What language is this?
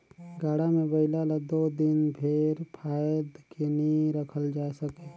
Chhattisgarhi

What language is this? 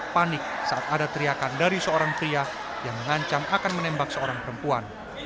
Indonesian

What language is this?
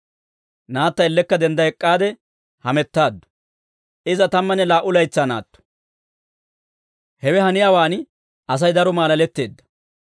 Dawro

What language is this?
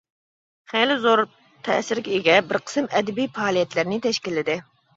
Uyghur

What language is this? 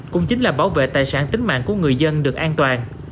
Vietnamese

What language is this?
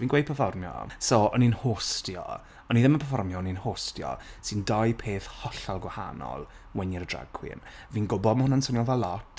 Welsh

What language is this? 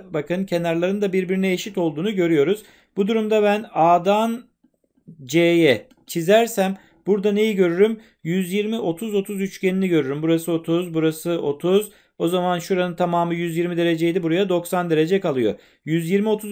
Turkish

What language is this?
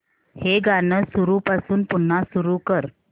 Marathi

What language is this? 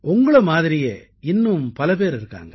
Tamil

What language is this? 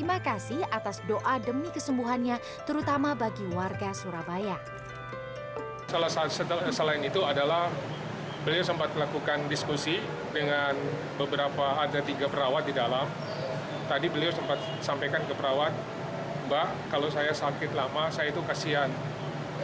Indonesian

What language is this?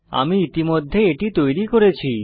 Bangla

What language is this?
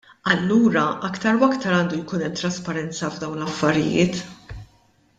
Maltese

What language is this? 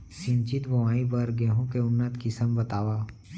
Chhattisgarhi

